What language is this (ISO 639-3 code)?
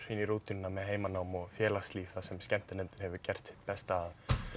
isl